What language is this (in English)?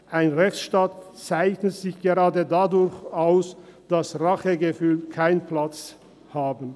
Swiss German